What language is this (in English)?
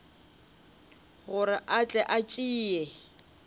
Northern Sotho